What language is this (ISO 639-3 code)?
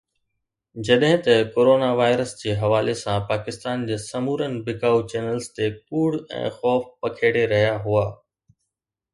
snd